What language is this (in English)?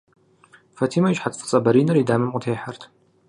Kabardian